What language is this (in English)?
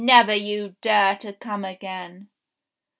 English